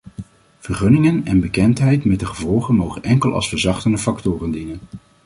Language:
Dutch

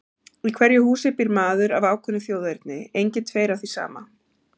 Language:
Icelandic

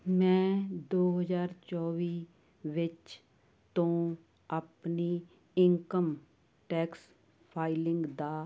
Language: Punjabi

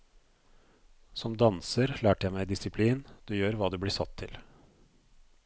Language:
Norwegian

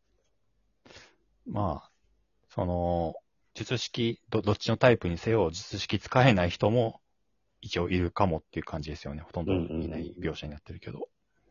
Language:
Japanese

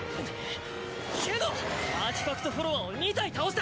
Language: Japanese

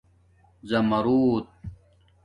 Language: Domaaki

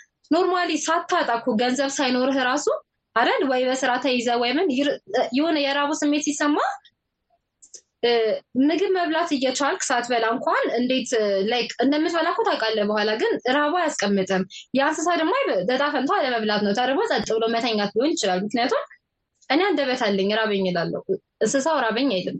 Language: Amharic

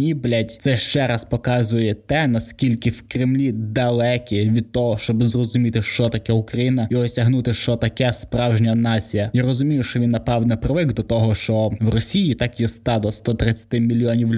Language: Ukrainian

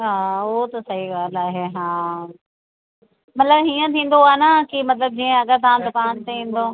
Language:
Sindhi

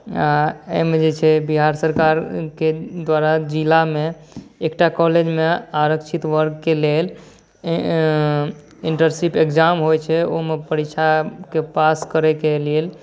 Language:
Maithili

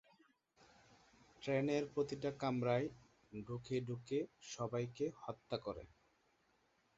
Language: Bangla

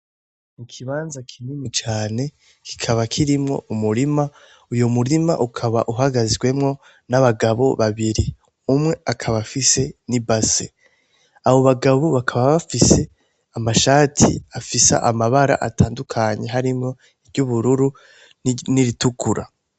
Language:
Rundi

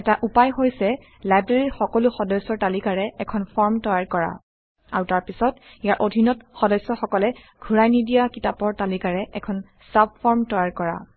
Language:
Assamese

